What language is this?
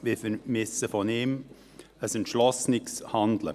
Swiss German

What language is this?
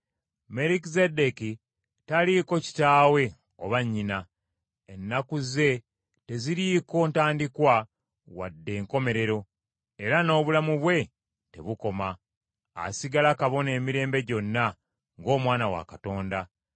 Ganda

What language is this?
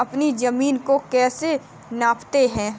Hindi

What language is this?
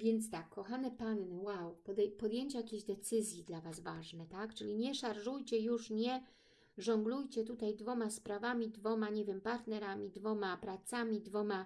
Polish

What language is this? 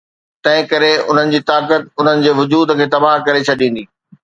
Sindhi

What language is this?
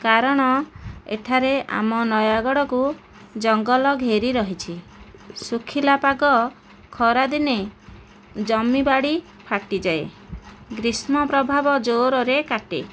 Odia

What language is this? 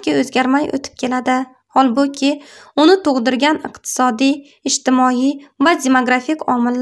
Turkish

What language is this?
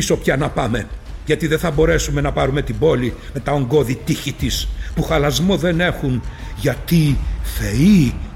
Greek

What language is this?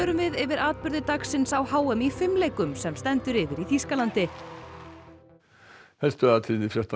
Icelandic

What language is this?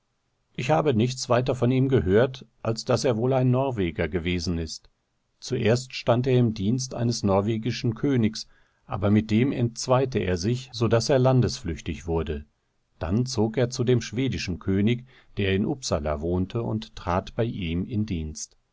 German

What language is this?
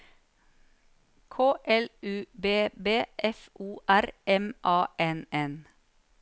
Norwegian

